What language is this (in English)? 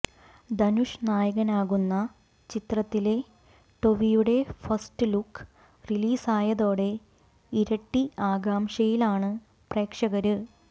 Malayalam